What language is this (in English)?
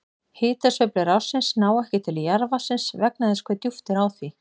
Icelandic